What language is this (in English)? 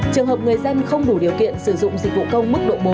Vietnamese